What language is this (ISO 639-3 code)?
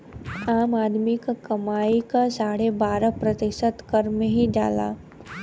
bho